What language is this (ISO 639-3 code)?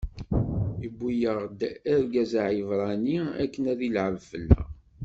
kab